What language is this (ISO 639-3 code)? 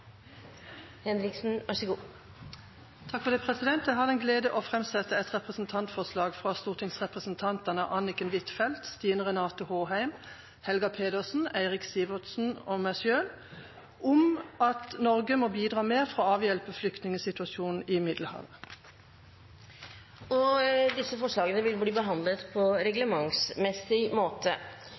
nor